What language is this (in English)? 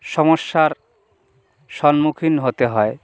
Bangla